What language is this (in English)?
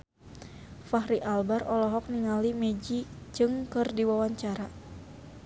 Sundanese